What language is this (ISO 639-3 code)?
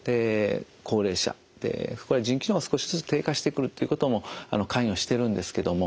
jpn